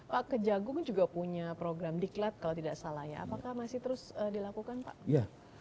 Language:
Indonesian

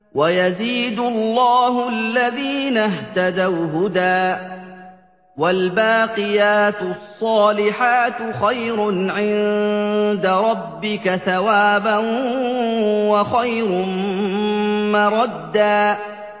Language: Arabic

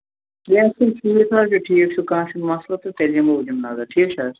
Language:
Kashmiri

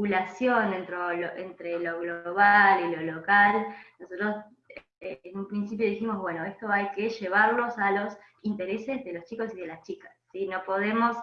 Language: Spanish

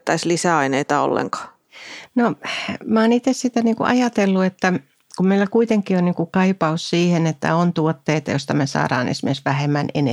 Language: Finnish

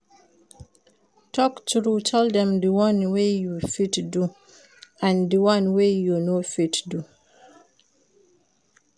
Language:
Nigerian Pidgin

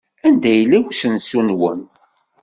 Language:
Kabyle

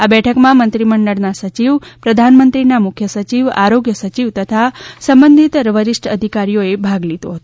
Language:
Gujarati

